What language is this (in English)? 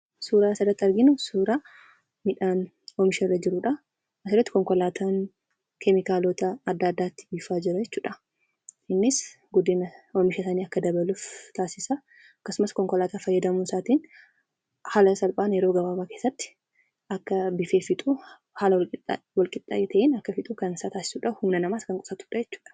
Oromo